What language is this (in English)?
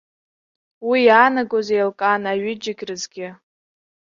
Abkhazian